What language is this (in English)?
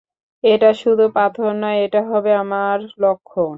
Bangla